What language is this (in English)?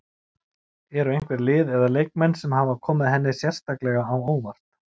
Icelandic